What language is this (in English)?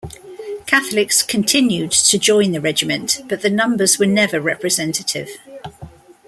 English